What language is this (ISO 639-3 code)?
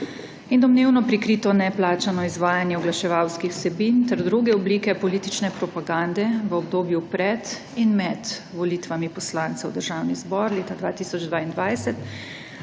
slv